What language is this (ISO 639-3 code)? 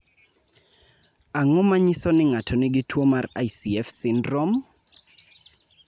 luo